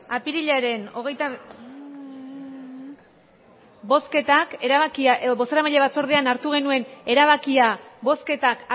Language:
Basque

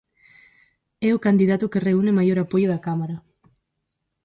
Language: Galician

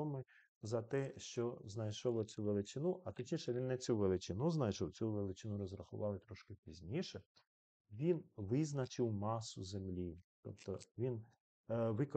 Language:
Ukrainian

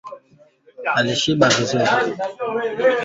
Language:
Swahili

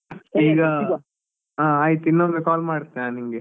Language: Kannada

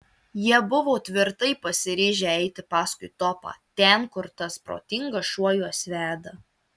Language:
Lithuanian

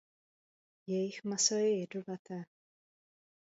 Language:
Czech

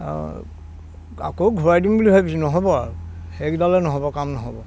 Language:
Assamese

